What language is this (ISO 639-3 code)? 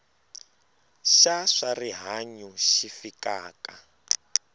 tso